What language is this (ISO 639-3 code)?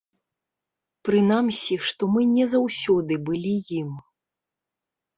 bel